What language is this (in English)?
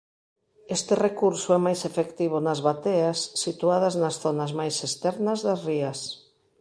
Galician